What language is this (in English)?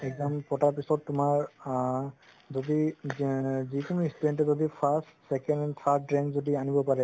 Assamese